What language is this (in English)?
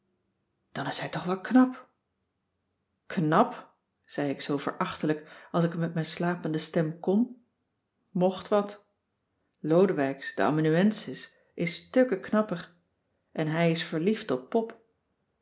Dutch